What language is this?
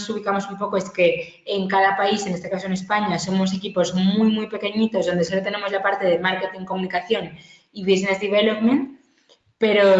Spanish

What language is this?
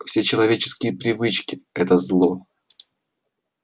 Russian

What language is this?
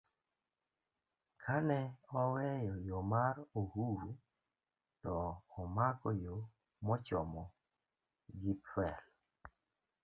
Luo (Kenya and Tanzania)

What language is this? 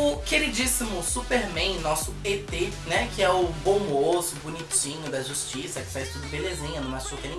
Portuguese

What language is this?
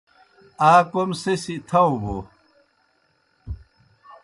Kohistani Shina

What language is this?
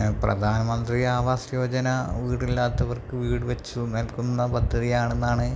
Malayalam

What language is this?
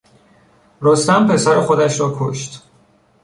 Persian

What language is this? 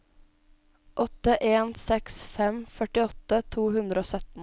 Norwegian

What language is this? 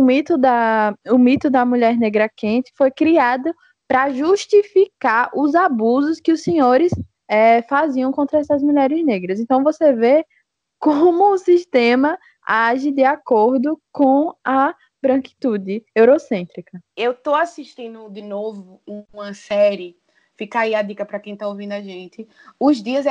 Portuguese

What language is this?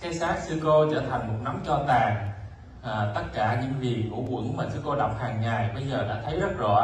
Vietnamese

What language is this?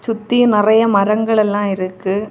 Tamil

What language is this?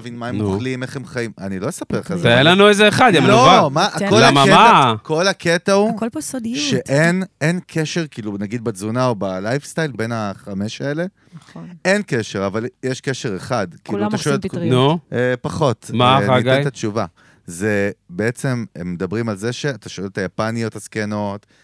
Hebrew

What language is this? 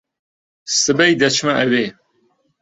Central Kurdish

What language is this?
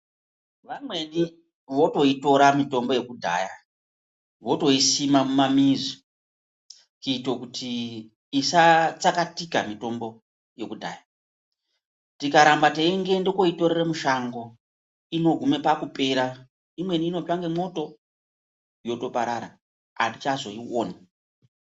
Ndau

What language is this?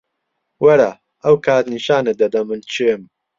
Central Kurdish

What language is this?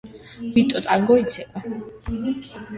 Georgian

